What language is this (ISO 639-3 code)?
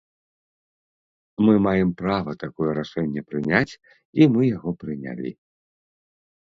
bel